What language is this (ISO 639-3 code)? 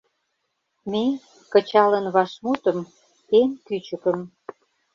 chm